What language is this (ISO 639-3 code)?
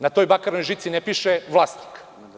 srp